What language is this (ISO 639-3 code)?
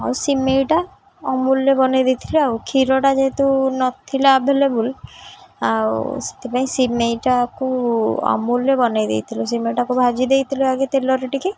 ori